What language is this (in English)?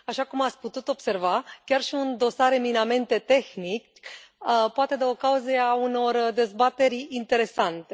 Romanian